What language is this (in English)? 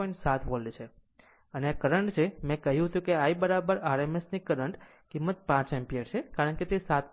Gujarati